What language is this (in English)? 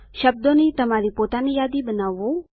Gujarati